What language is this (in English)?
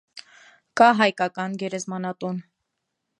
Armenian